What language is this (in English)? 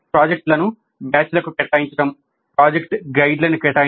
Telugu